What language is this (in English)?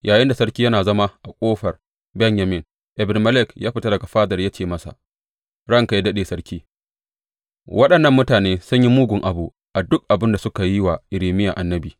Hausa